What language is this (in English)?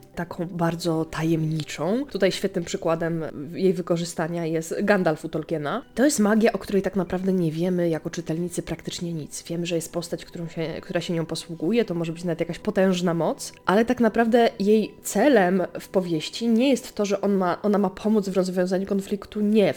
Polish